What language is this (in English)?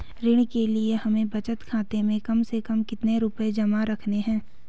Hindi